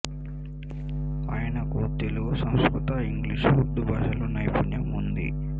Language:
Telugu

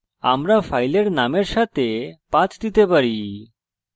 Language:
Bangla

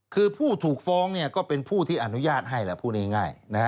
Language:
Thai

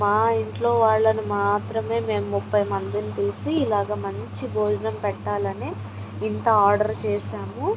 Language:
Telugu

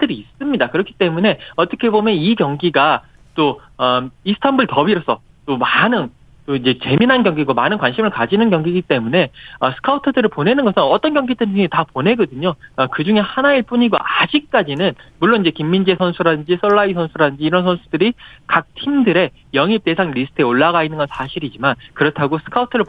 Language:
Korean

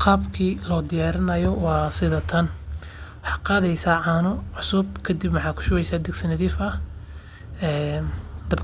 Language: Somali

